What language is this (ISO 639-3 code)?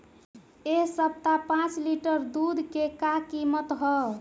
bho